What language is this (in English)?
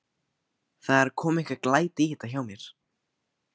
Icelandic